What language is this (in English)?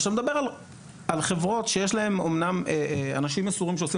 Hebrew